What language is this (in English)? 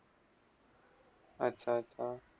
Marathi